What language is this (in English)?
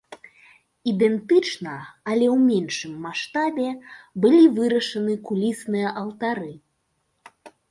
Belarusian